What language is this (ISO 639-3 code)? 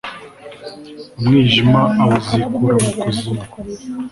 kin